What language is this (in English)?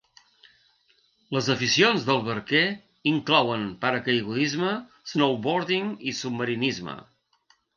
Catalan